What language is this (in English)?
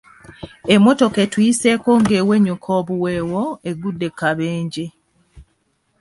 Ganda